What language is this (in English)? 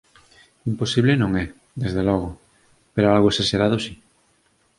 Galician